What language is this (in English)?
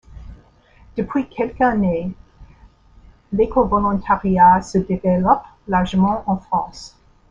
French